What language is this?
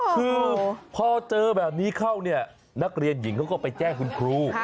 Thai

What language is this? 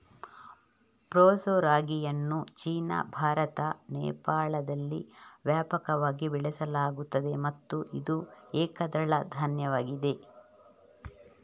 Kannada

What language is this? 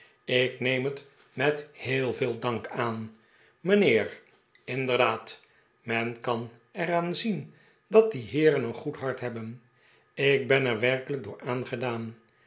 Dutch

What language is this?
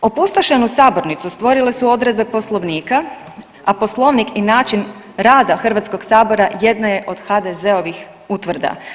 Croatian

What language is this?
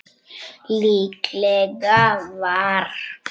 Icelandic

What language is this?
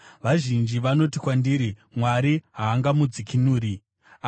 Shona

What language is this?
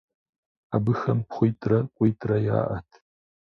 Kabardian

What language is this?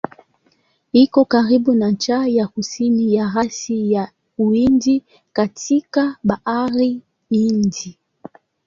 Swahili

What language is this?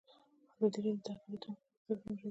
Pashto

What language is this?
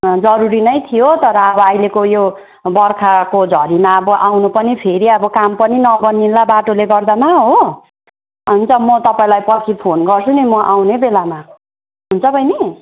Nepali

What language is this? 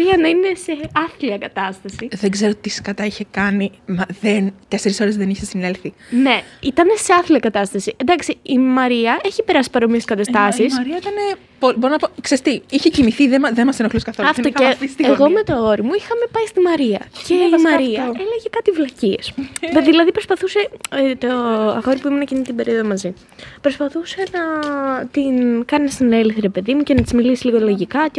Greek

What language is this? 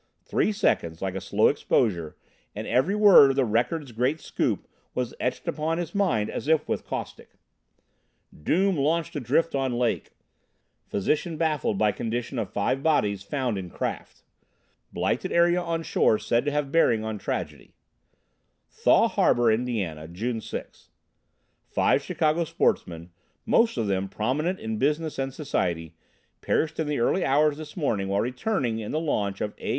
English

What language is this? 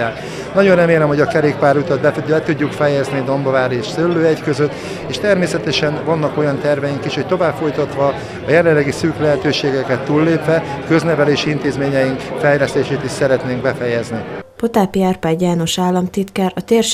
Hungarian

